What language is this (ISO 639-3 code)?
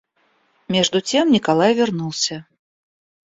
rus